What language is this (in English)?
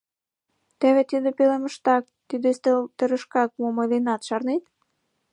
Mari